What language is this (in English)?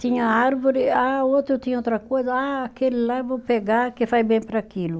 Portuguese